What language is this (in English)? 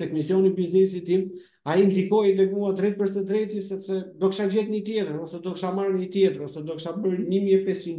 Romanian